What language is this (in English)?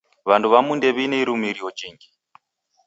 Taita